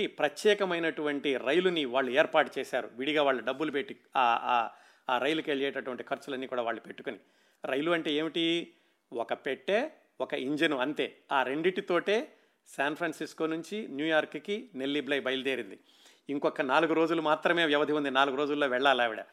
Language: Telugu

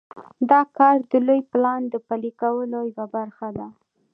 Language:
Pashto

